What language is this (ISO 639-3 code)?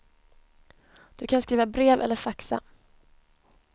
swe